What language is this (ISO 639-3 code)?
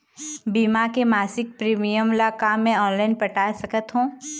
hne